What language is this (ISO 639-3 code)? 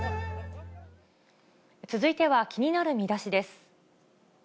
jpn